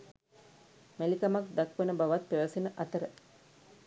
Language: Sinhala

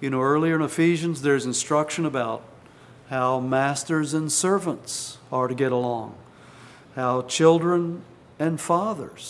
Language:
English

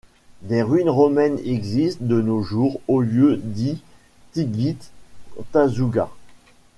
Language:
French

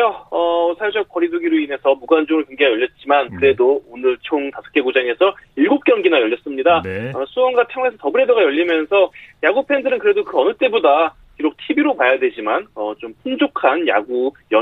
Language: Korean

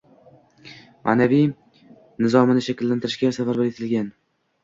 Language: Uzbek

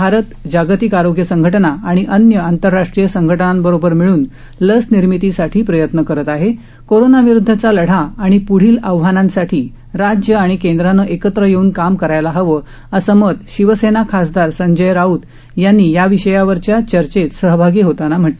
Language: Marathi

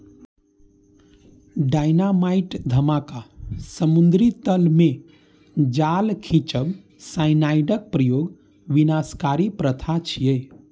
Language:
Maithili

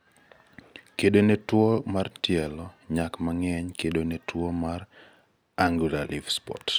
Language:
Luo (Kenya and Tanzania)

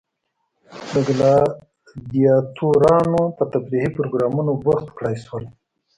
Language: Pashto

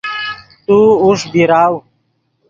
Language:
Yidgha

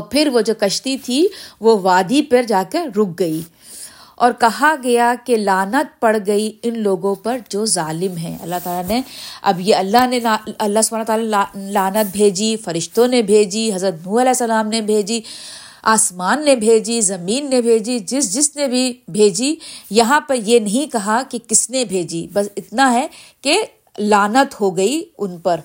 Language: Urdu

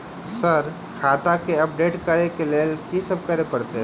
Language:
Maithili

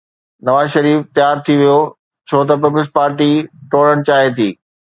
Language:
Sindhi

